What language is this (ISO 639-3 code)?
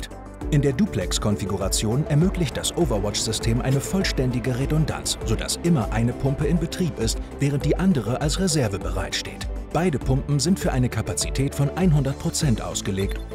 deu